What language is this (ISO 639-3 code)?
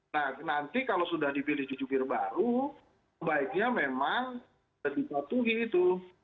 ind